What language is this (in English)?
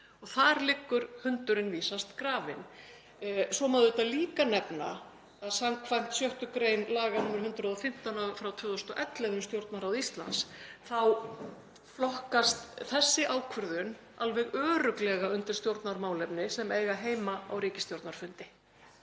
Icelandic